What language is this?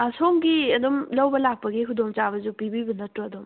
Manipuri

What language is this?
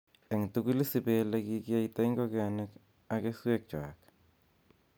Kalenjin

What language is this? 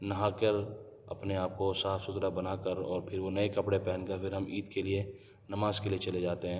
Urdu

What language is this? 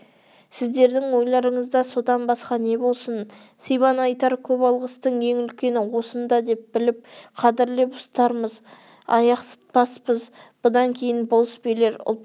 Kazakh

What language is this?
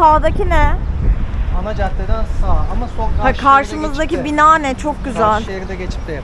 Turkish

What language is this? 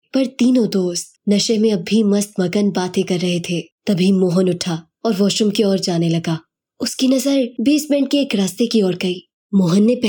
Hindi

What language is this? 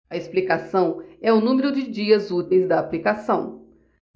Portuguese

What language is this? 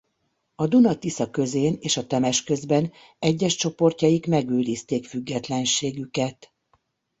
Hungarian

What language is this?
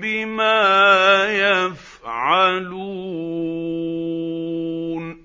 Arabic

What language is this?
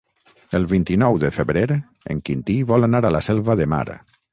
Catalan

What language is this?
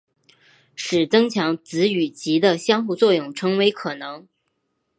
Chinese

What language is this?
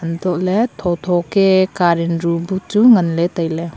Wancho Naga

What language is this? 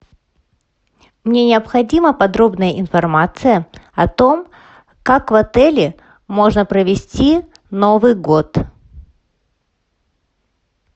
Russian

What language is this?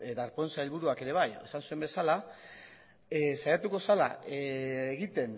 Basque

